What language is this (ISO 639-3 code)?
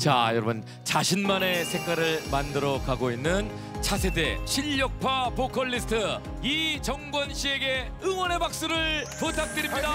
kor